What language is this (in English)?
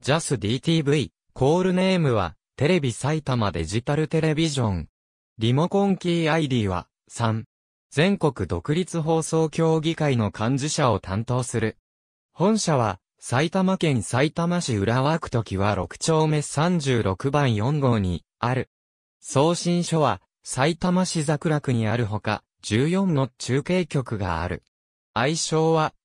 Japanese